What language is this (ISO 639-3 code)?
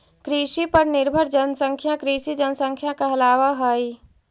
mag